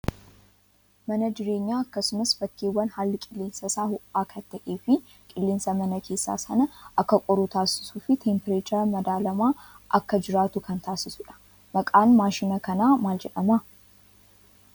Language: Oromo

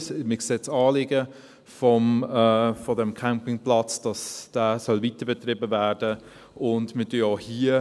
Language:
Swiss German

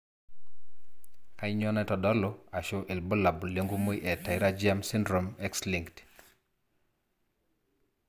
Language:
Masai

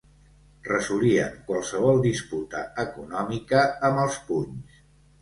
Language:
Catalan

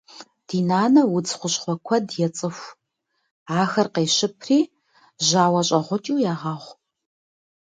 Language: Kabardian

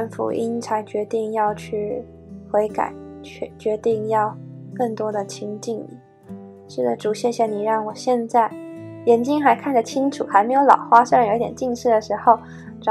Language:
Chinese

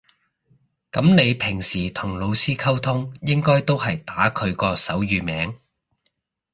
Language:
Cantonese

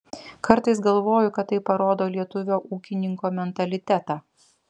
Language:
Lithuanian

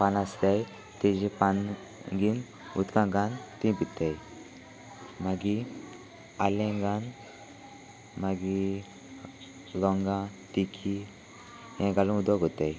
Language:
Konkani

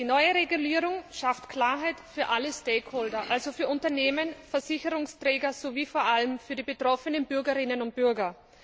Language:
German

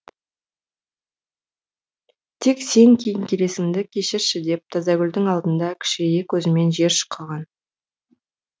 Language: Kazakh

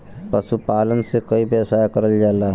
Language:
Bhojpuri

